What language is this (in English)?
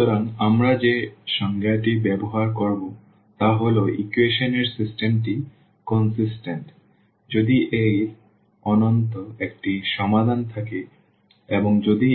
Bangla